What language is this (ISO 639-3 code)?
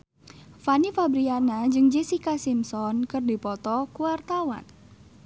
sun